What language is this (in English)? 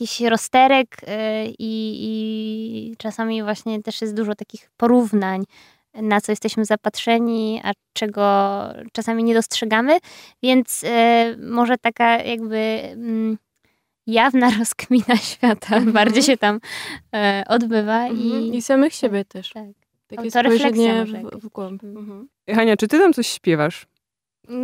Polish